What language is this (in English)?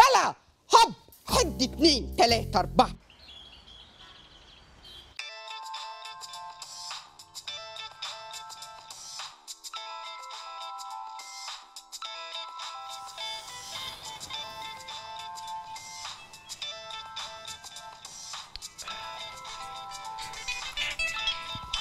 Arabic